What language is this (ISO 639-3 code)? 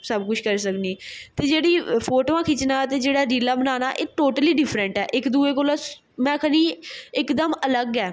doi